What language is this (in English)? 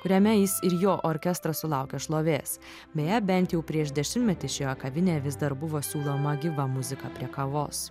Lithuanian